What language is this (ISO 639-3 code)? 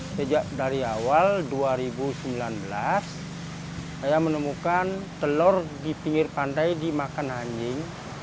ind